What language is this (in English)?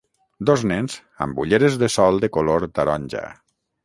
Catalan